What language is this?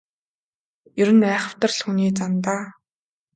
Mongolian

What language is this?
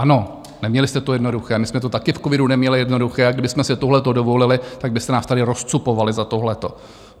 Czech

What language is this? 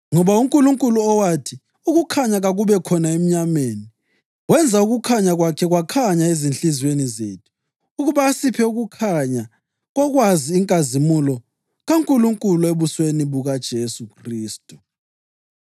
North Ndebele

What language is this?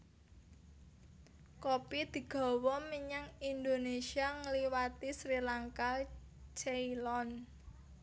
Javanese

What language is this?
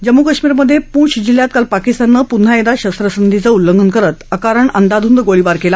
Marathi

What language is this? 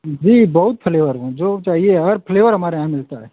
Hindi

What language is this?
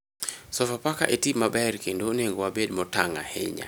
Luo (Kenya and Tanzania)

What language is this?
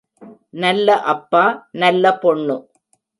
Tamil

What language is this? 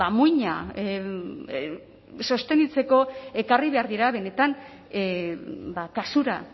Basque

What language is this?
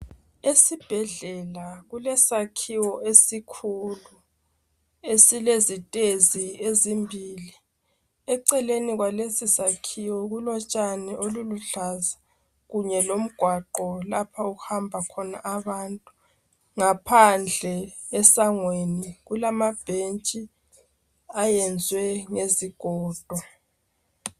North Ndebele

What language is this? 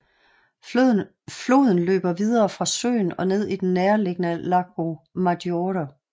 Danish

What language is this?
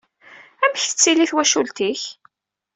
Kabyle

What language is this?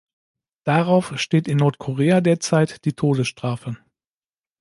German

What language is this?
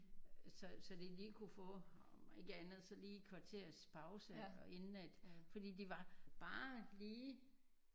Danish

